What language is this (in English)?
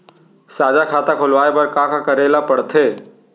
Chhattisgarhi